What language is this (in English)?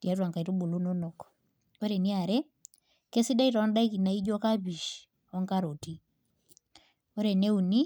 Masai